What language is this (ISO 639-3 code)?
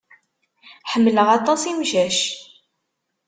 kab